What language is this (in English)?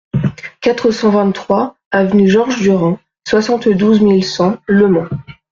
French